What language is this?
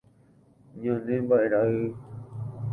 Guarani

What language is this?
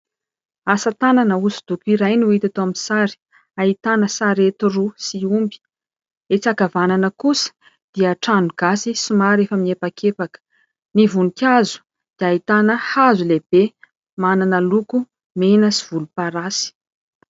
Malagasy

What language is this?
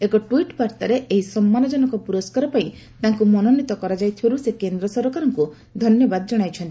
Odia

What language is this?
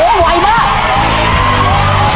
Thai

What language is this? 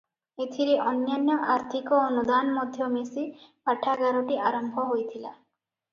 Odia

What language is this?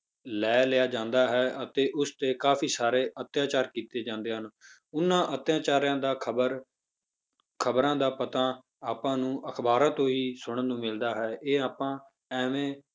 Punjabi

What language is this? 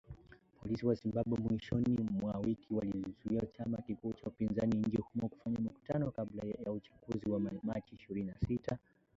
Swahili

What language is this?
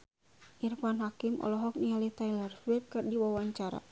Sundanese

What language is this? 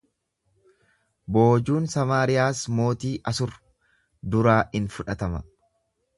Oromo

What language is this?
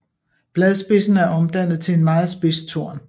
Danish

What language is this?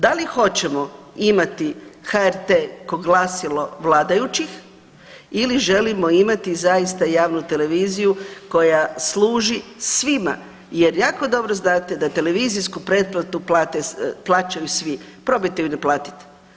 Croatian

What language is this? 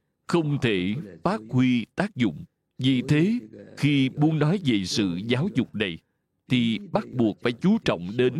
Vietnamese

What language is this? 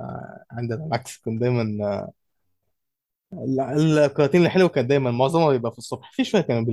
Arabic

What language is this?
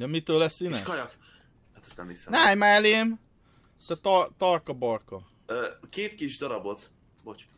Hungarian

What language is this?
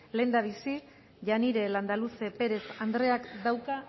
Basque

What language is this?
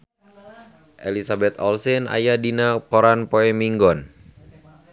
Sundanese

